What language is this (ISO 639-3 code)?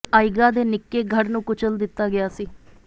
pan